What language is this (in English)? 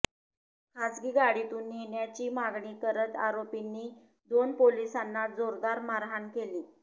Marathi